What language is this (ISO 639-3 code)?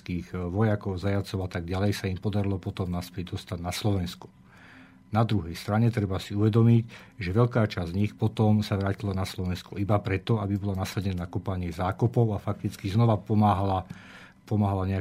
slk